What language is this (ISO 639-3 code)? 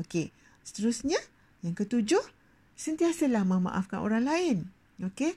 msa